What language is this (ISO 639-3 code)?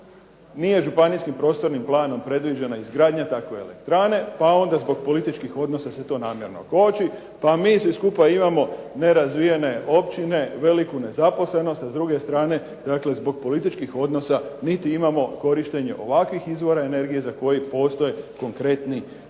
hrv